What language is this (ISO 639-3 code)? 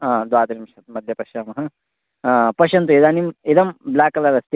san